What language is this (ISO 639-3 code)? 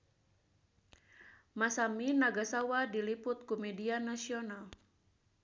sun